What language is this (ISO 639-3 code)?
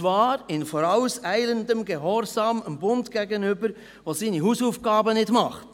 gsw